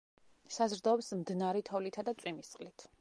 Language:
Georgian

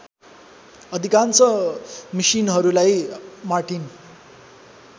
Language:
Nepali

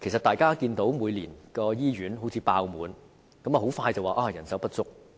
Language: Cantonese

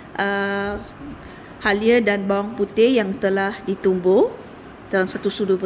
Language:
Malay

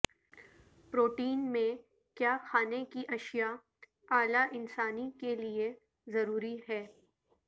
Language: Urdu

